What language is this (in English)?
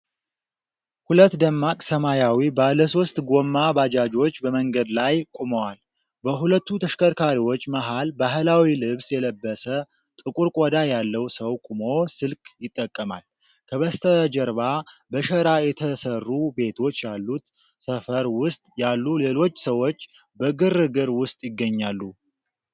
Amharic